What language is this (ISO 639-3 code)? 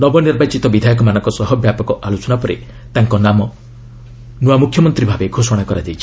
ori